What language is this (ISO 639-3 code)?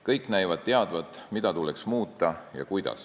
est